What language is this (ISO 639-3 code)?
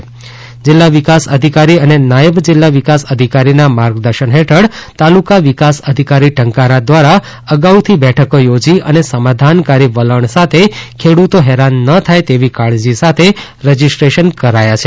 guj